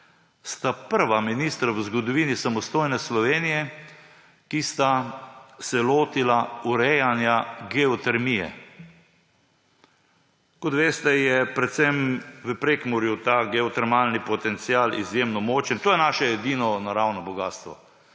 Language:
Slovenian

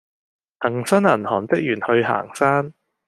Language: Cantonese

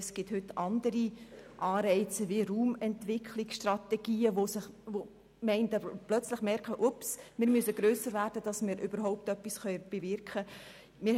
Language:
Swiss German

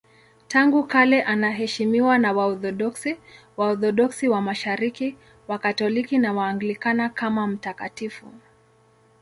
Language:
Swahili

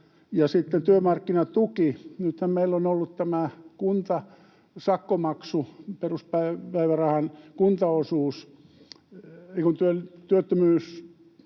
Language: Finnish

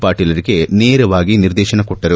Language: Kannada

